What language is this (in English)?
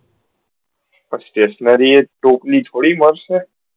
Gujarati